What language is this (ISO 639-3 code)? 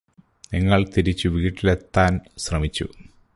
mal